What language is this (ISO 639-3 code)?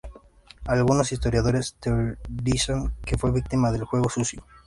spa